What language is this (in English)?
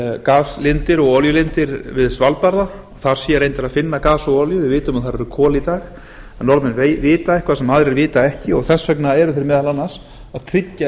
Icelandic